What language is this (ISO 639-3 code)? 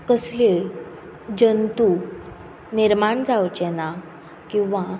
kok